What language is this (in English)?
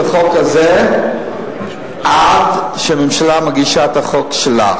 Hebrew